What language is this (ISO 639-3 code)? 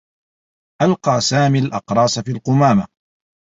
ara